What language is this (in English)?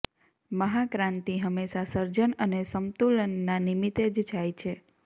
Gujarati